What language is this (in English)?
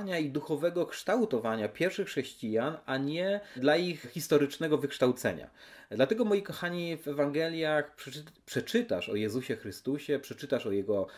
Polish